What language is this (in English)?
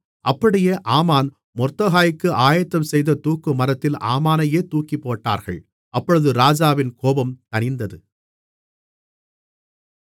Tamil